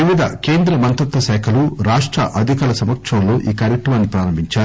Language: Telugu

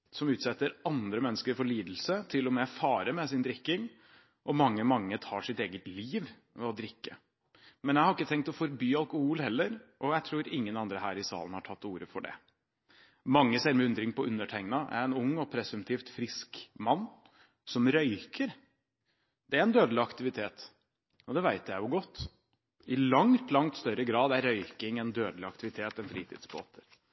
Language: Norwegian Bokmål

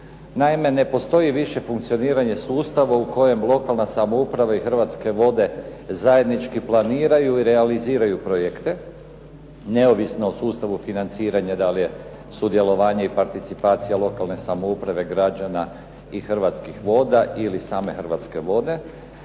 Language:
Croatian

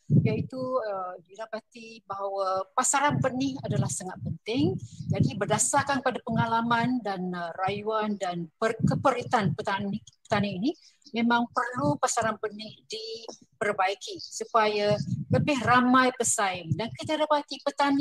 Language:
Malay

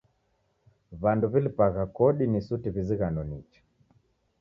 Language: Taita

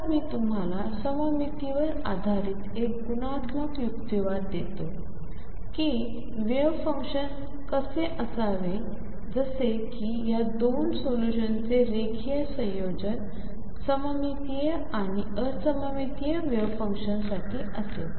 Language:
Marathi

